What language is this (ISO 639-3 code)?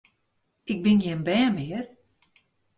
fry